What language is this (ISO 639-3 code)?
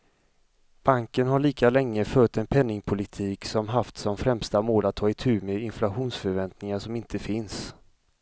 swe